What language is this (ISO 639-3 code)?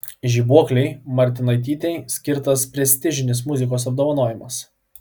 lit